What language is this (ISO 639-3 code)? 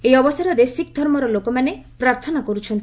ori